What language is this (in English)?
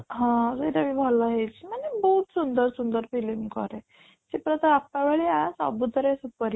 Odia